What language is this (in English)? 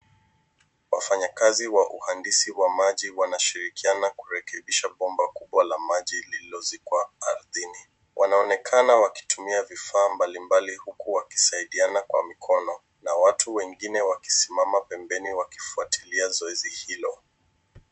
Swahili